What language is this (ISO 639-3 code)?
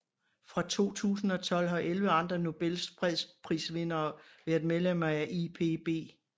dan